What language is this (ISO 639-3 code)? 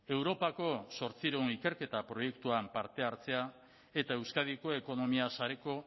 eus